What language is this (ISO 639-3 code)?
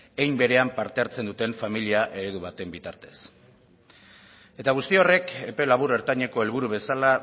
eus